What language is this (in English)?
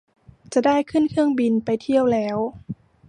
Thai